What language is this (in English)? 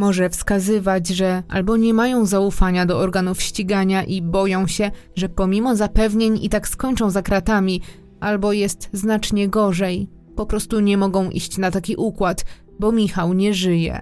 Polish